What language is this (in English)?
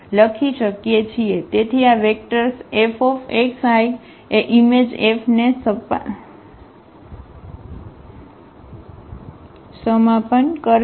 Gujarati